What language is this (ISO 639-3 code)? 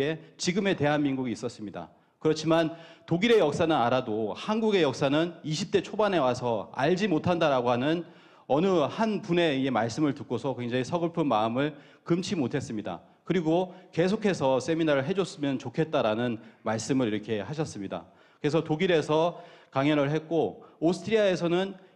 kor